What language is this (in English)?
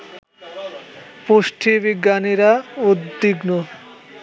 Bangla